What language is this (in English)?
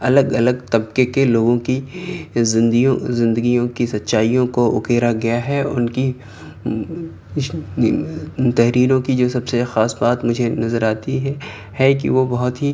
Urdu